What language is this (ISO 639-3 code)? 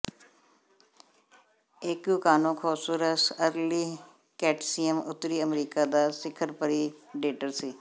pan